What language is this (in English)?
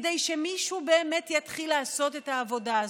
Hebrew